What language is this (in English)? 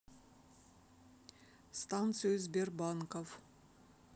Russian